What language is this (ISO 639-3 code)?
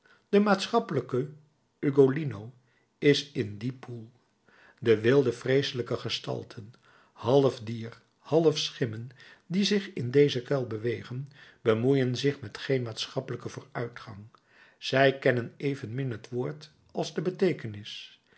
nld